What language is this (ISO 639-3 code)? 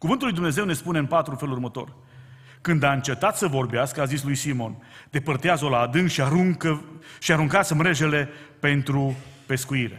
ron